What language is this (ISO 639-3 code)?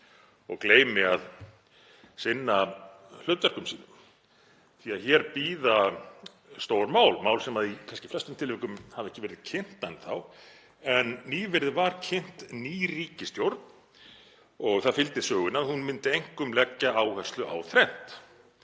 isl